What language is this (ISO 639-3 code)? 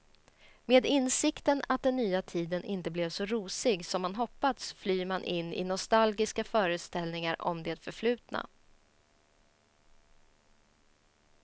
swe